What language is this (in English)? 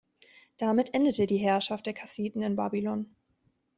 German